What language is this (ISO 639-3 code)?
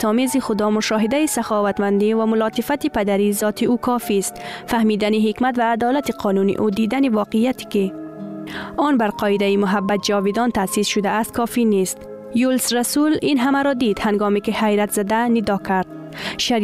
fas